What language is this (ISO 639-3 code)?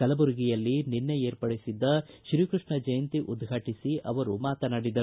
kan